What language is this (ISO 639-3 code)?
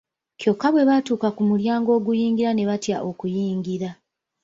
lug